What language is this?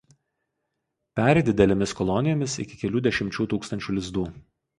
Lithuanian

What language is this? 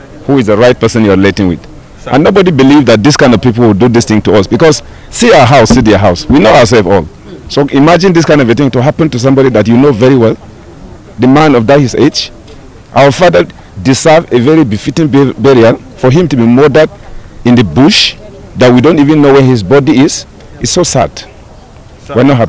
English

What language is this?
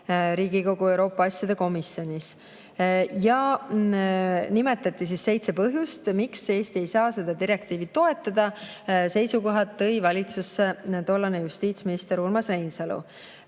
Estonian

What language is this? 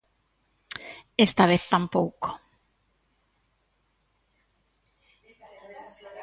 Galician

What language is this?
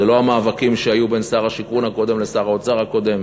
Hebrew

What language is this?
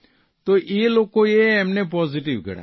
Gujarati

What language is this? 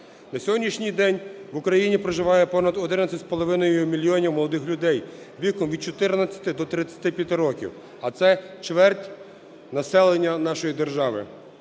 Ukrainian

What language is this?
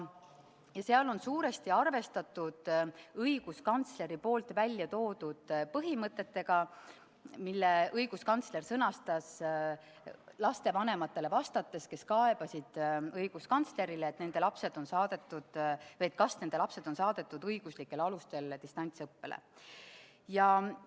Estonian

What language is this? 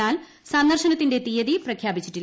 Malayalam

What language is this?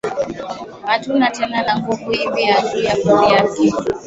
Swahili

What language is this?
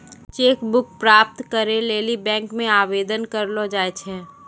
Maithili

